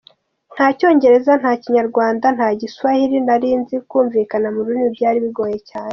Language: Kinyarwanda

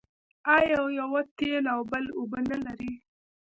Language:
Pashto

